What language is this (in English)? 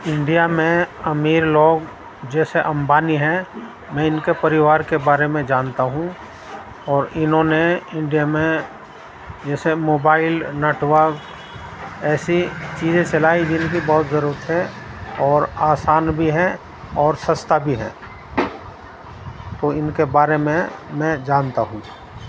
Urdu